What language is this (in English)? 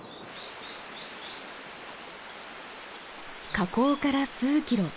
Japanese